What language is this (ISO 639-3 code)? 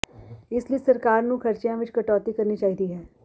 pan